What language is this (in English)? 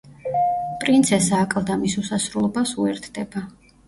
Georgian